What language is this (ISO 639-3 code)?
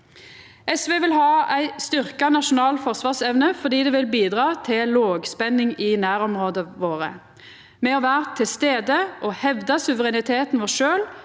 nor